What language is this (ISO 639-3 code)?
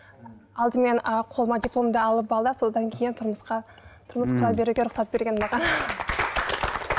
kaz